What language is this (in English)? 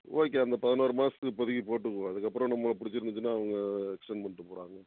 Tamil